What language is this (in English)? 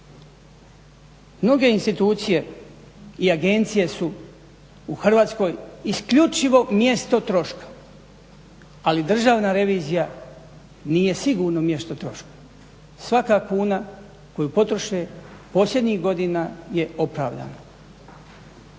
Croatian